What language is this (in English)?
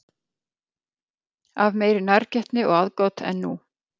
Icelandic